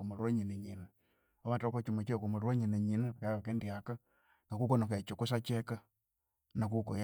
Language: Konzo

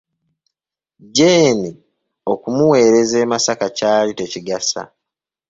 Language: Ganda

